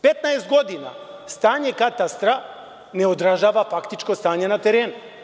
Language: Serbian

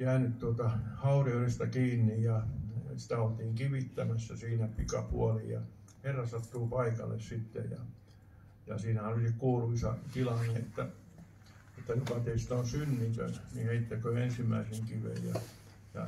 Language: Finnish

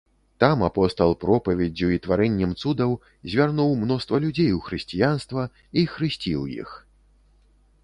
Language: Belarusian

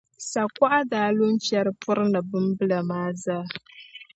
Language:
Dagbani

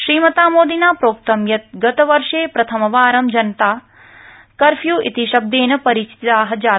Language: Sanskrit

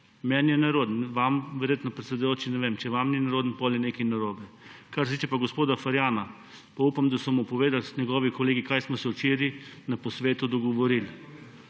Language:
Slovenian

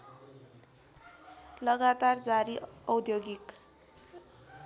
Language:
Nepali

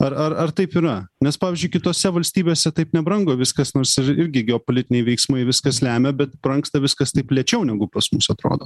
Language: Lithuanian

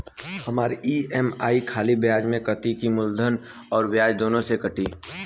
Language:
Bhojpuri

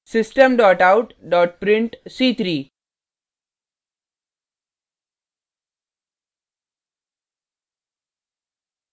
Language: Hindi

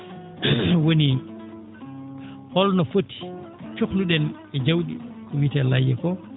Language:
Fula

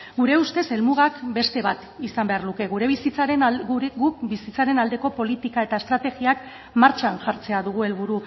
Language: Basque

